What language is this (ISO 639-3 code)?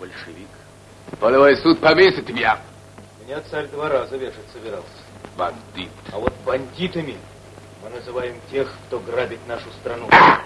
rus